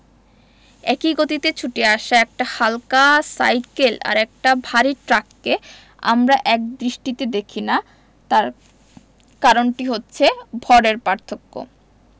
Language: Bangla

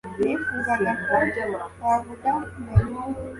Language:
Kinyarwanda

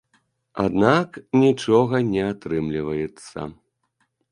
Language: Belarusian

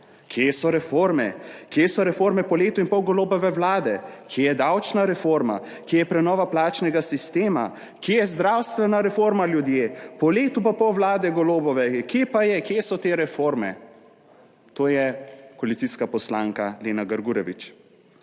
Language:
Slovenian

